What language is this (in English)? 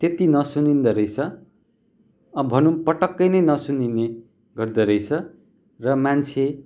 Nepali